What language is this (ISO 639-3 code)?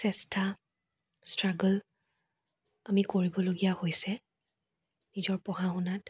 asm